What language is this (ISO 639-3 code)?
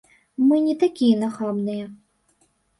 bel